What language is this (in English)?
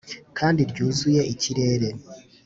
Kinyarwanda